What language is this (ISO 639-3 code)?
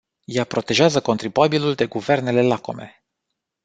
ron